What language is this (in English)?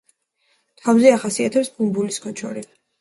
Georgian